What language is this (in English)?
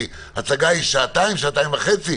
Hebrew